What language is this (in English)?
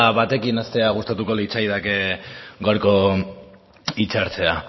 Basque